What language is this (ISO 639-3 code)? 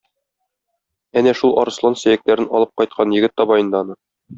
tat